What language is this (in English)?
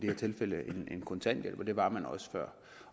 Danish